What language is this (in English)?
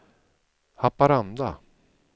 Swedish